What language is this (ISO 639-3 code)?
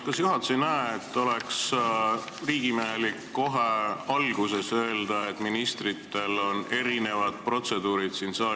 est